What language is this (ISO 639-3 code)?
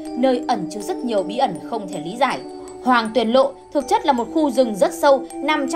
vie